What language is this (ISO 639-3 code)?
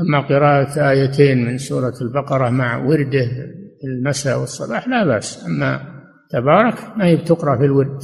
ara